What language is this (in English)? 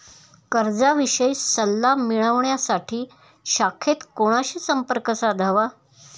Marathi